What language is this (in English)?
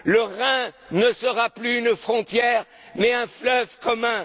French